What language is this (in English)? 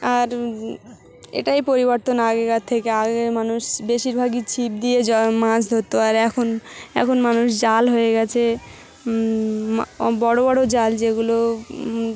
Bangla